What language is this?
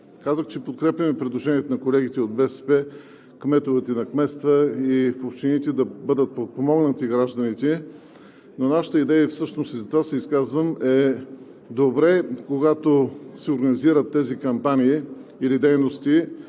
Bulgarian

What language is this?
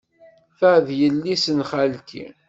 Kabyle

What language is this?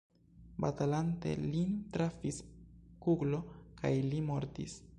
Esperanto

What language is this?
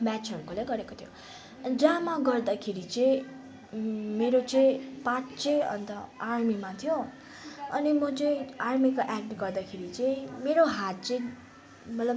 Nepali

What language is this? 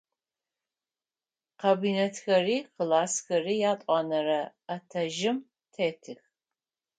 Adyghe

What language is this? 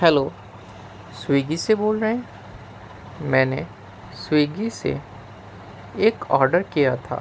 Urdu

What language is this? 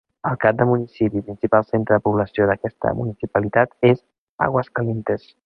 Catalan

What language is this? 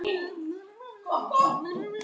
Icelandic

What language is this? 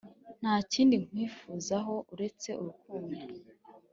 Kinyarwanda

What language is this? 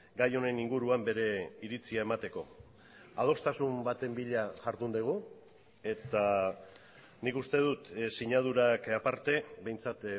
Basque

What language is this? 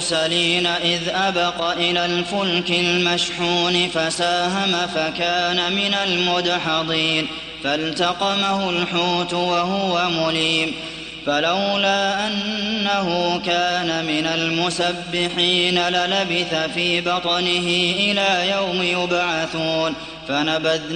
Arabic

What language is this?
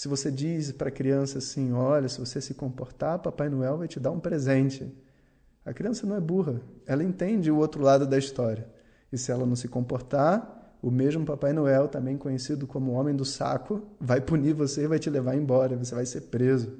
Portuguese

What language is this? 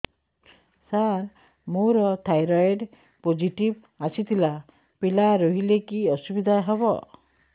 Odia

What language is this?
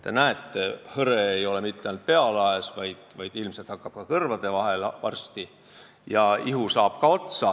Estonian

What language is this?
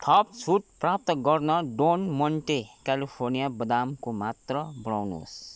Nepali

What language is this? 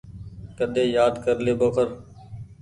Goaria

